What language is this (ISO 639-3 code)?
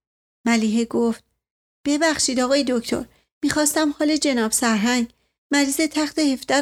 fas